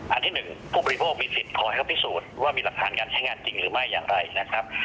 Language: Thai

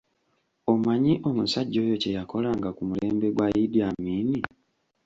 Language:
Ganda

